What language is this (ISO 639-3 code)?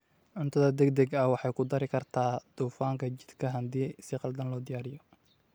som